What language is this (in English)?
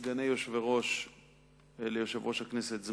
Hebrew